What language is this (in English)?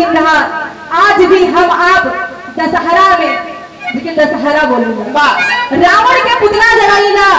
Hindi